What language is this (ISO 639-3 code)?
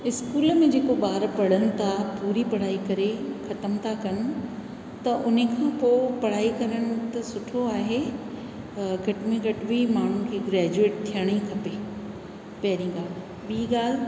snd